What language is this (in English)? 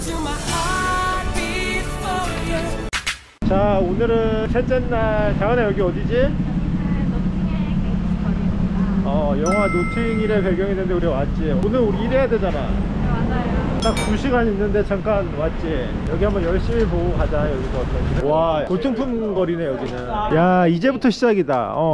Korean